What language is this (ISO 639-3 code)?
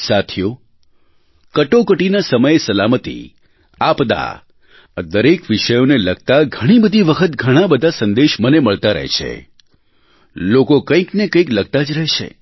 guj